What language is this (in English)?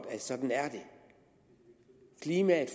Danish